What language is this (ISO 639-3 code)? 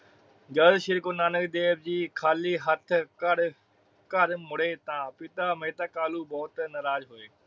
pan